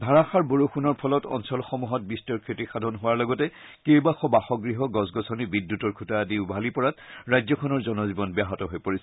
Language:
Assamese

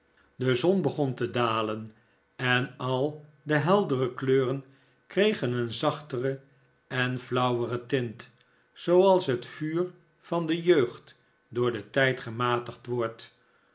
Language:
Dutch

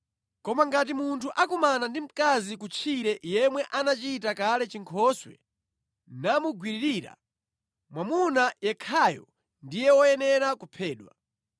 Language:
Nyanja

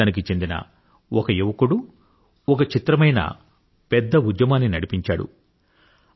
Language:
Telugu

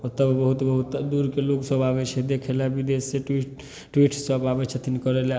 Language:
Maithili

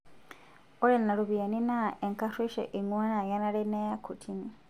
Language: Masai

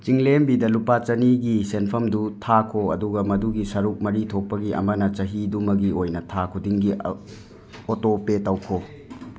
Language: Manipuri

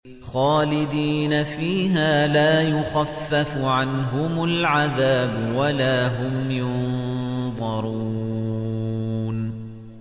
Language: Arabic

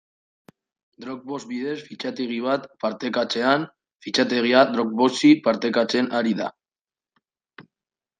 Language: Basque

